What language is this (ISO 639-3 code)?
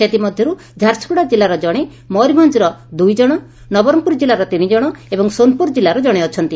ori